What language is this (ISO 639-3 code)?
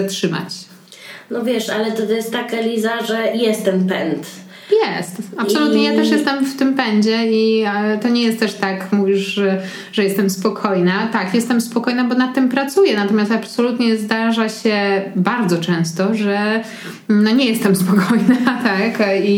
pol